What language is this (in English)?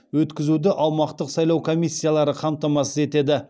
Kazakh